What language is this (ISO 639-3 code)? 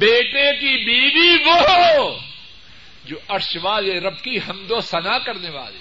urd